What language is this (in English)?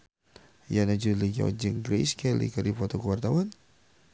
Sundanese